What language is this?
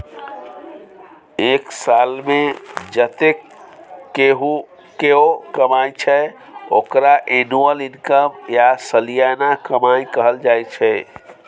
Maithili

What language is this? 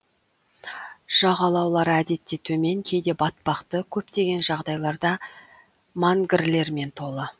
Kazakh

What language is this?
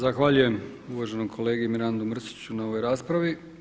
Croatian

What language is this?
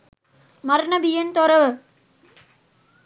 Sinhala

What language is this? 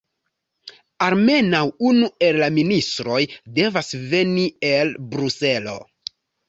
Esperanto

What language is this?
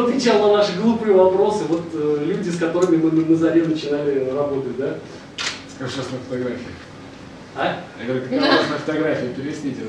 Russian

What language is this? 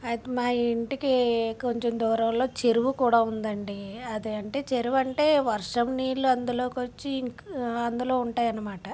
Telugu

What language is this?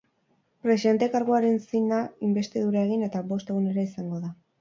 Basque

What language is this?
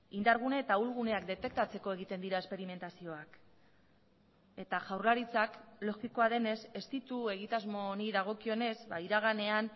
Basque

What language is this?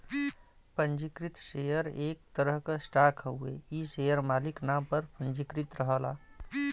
Bhojpuri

